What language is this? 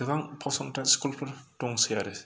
Bodo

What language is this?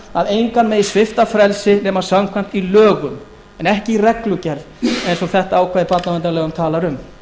Icelandic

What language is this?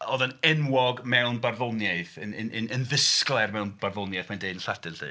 Welsh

